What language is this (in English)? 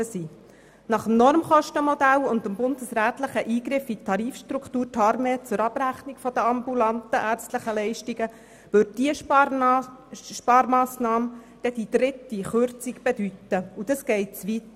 Swiss German